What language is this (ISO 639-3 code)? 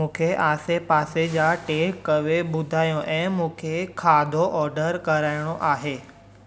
snd